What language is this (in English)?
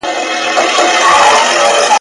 Pashto